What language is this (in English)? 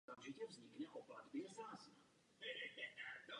Czech